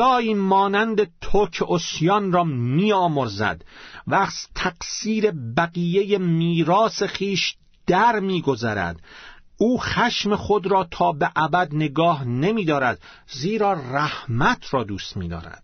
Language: Persian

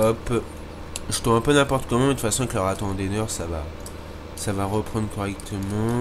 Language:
French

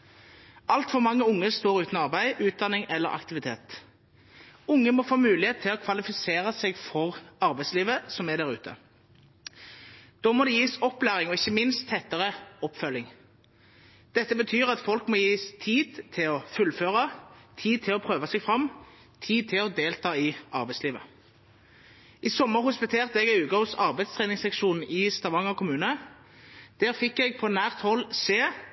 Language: Norwegian Bokmål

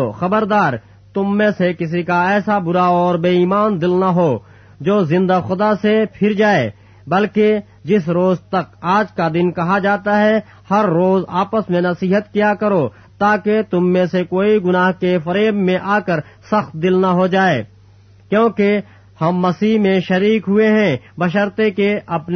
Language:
Urdu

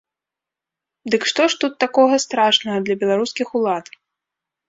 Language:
Belarusian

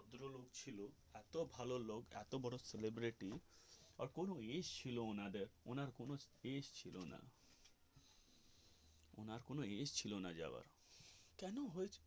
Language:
Bangla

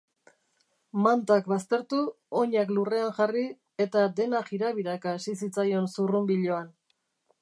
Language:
Basque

